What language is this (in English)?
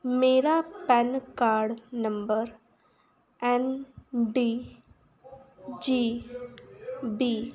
Punjabi